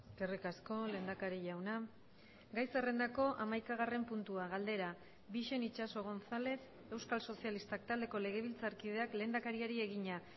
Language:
Basque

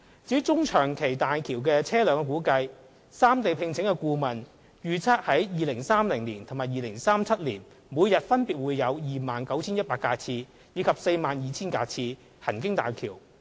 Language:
Cantonese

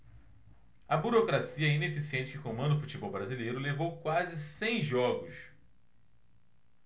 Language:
Portuguese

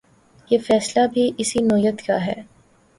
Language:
Urdu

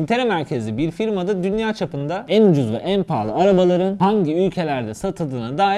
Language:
Turkish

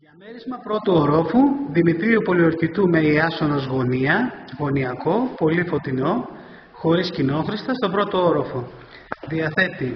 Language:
Greek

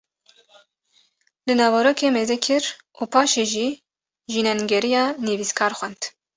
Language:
Kurdish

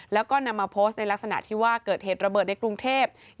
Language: Thai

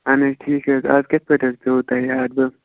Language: Kashmiri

